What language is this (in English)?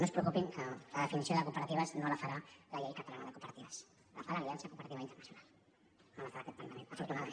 Catalan